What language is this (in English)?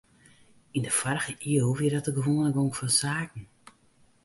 Western Frisian